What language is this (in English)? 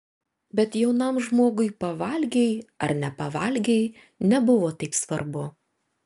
Lithuanian